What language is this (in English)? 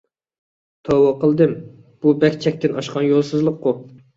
Uyghur